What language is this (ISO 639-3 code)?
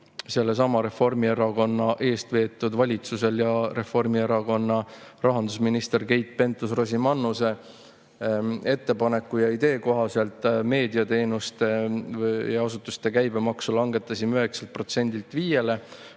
est